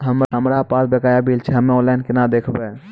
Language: Maithili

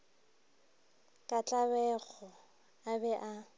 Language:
Northern Sotho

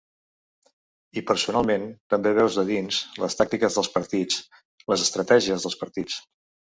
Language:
Catalan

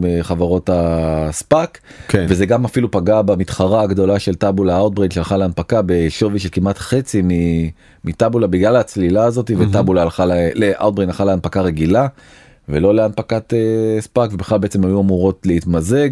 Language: Hebrew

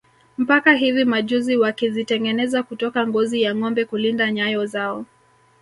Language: Swahili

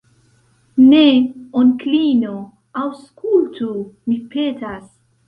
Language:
Esperanto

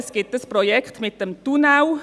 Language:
Swiss German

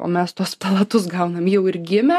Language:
Lithuanian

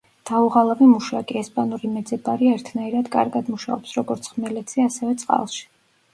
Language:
Georgian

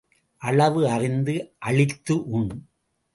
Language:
Tamil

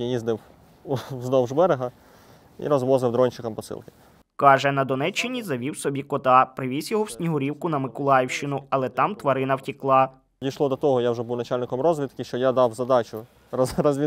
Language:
Ukrainian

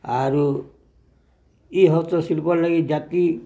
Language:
Odia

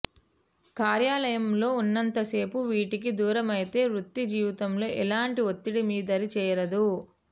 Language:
Telugu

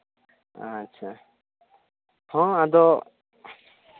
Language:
Santali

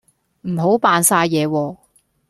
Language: Cantonese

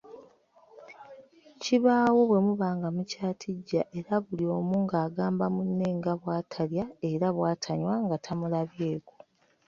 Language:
Ganda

